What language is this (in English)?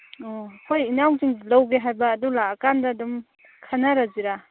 Manipuri